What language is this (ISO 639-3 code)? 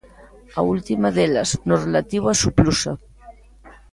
glg